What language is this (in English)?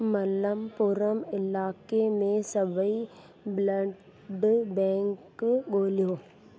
Sindhi